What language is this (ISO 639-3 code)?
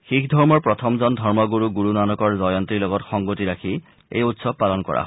asm